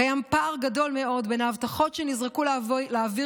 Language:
Hebrew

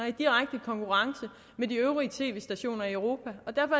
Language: Danish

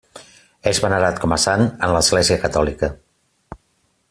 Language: Catalan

